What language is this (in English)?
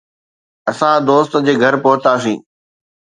Sindhi